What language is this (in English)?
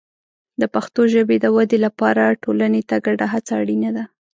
Pashto